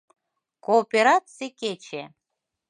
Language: Mari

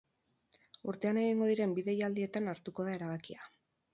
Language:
Basque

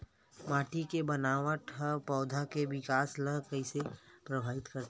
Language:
Chhattisgarhi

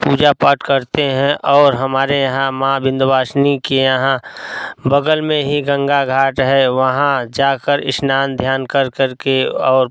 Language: Hindi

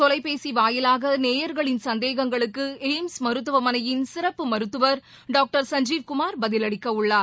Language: Tamil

